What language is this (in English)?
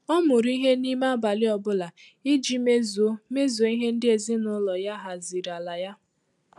Igbo